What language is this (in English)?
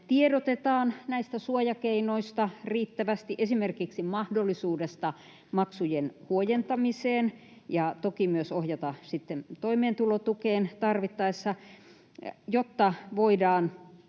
Finnish